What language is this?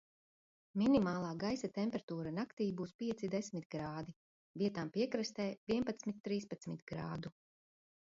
Latvian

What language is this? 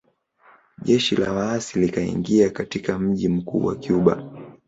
Swahili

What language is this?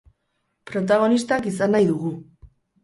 Basque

